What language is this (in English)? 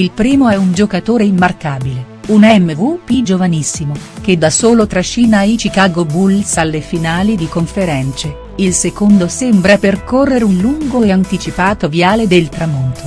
Italian